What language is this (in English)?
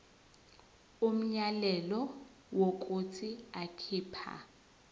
Zulu